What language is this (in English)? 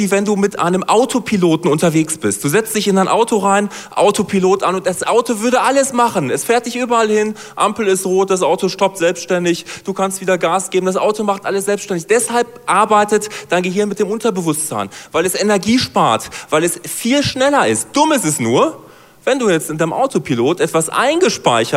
German